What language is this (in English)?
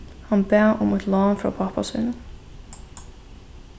Faroese